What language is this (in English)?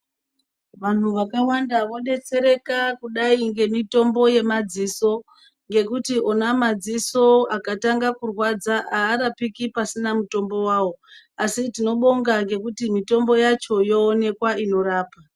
Ndau